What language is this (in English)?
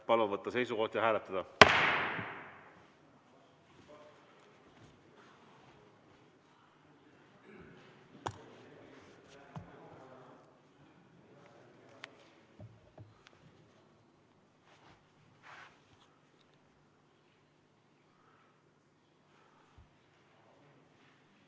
Estonian